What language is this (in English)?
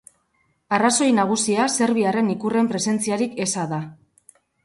Basque